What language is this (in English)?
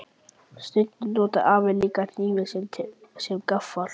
Icelandic